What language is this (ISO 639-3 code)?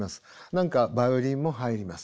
jpn